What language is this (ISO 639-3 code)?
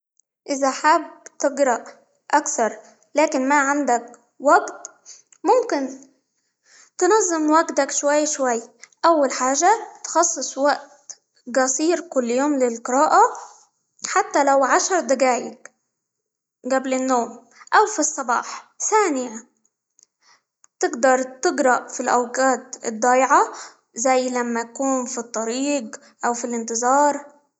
ayl